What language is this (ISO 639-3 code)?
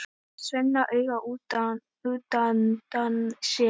isl